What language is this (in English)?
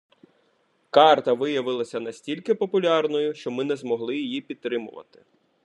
Ukrainian